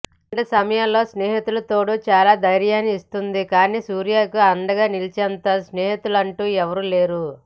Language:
Telugu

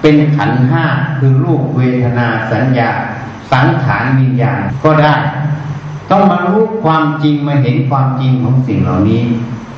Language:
Thai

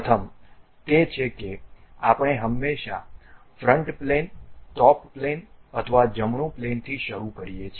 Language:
Gujarati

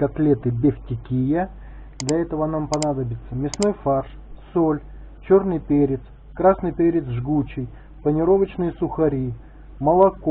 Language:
Russian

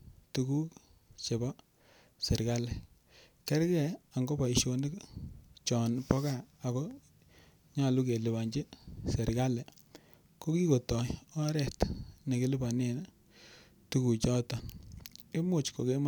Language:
Kalenjin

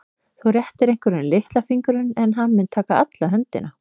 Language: Icelandic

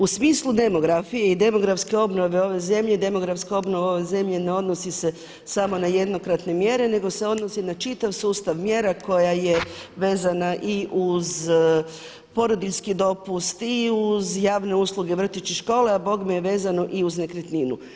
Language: Croatian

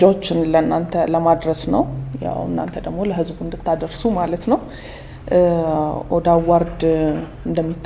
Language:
French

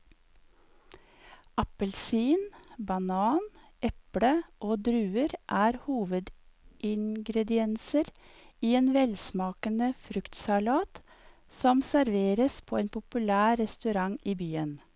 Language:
Norwegian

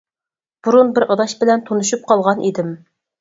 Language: Uyghur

